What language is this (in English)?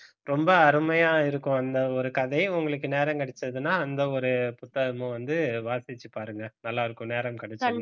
Tamil